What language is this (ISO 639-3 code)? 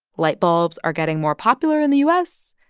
eng